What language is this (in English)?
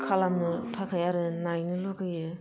Bodo